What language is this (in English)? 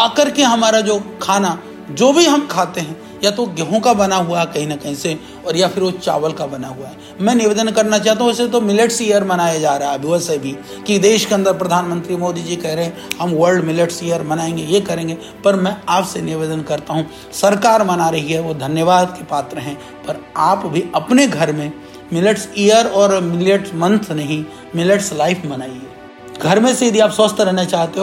Hindi